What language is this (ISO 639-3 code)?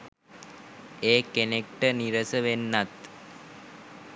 sin